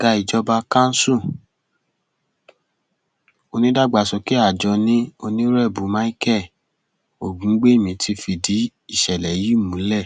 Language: Yoruba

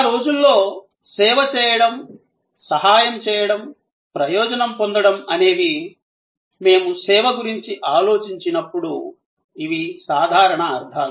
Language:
Telugu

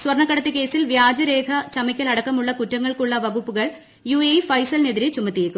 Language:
Malayalam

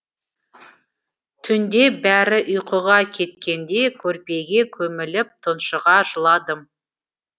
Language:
Kazakh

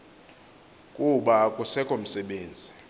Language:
Xhosa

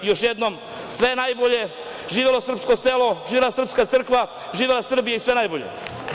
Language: Serbian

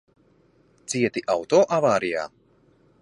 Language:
Latvian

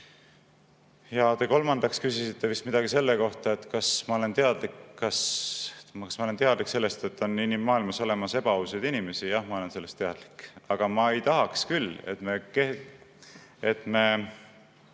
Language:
Estonian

